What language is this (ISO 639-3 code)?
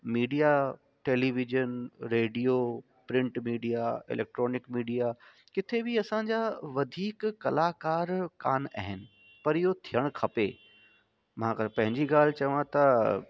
snd